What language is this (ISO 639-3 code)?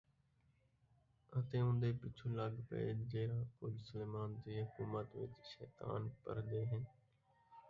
skr